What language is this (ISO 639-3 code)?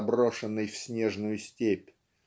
rus